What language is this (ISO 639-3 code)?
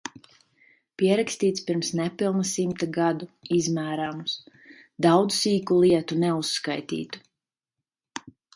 lav